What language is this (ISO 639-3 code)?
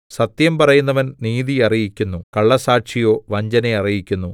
mal